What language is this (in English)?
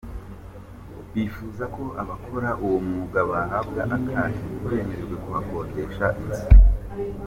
Kinyarwanda